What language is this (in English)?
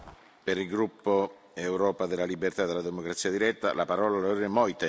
German